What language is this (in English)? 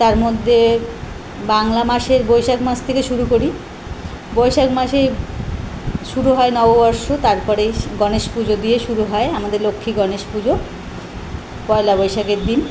Bangla